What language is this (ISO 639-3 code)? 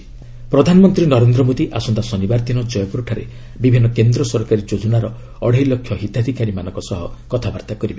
ori